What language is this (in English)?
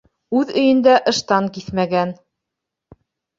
Bashkir